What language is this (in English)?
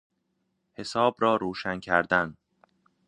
Persian